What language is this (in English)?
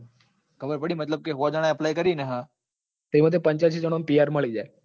Gujarati